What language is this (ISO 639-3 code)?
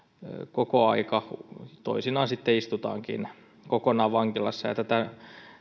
fin